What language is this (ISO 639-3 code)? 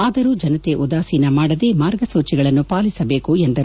kan